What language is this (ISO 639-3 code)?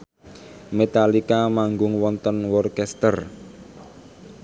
jav